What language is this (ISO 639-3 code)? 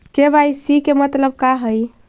mag